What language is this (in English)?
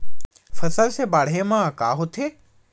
Chhattisgarhi